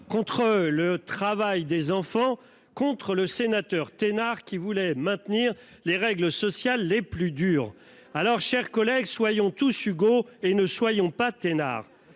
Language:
French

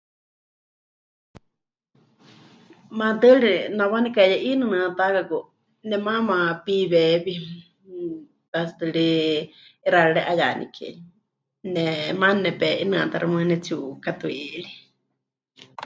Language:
Huichol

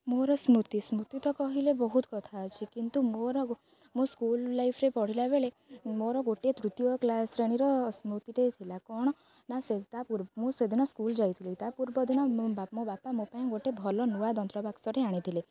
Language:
Odia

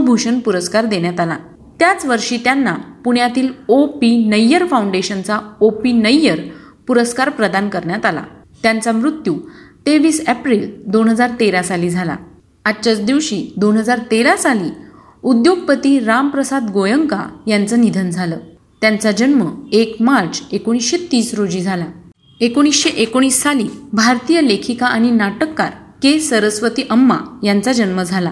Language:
Marathi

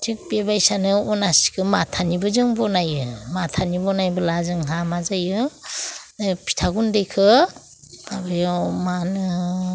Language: Bodo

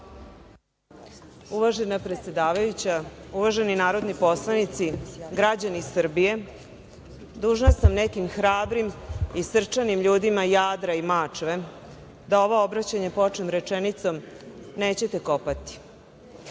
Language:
Serbian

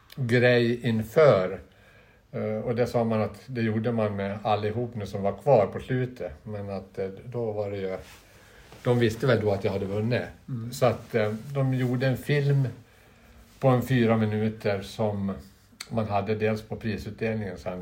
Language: Swedish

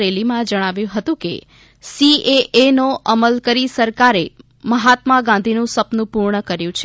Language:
Gujarati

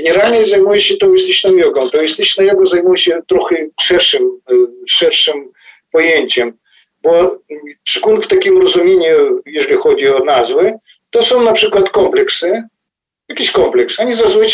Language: Polish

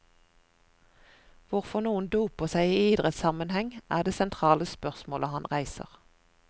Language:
Norwegian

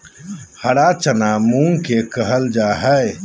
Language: Magahi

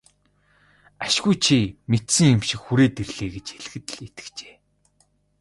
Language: Mongolian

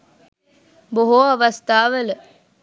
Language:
Sinhala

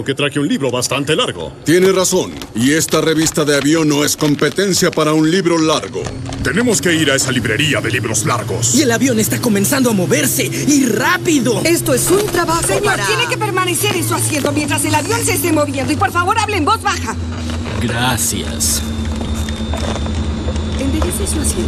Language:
Spanish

